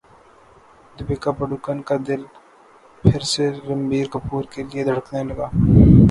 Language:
Urdu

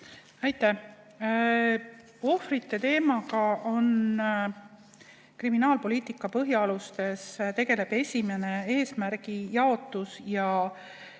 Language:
Estonian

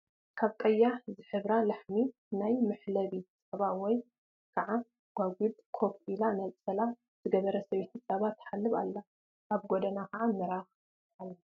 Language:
Tigrinya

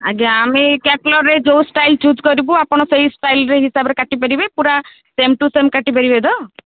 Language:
Odia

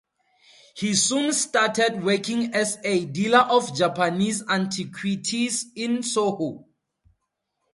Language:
English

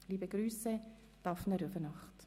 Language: Swiss German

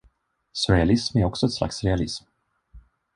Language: Swedish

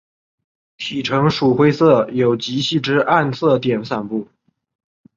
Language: Chinese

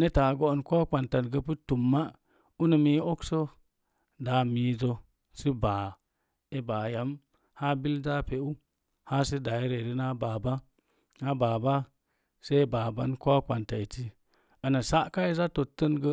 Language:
Mom Jango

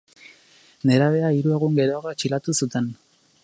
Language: Basque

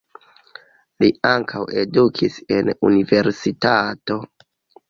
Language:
Esperanto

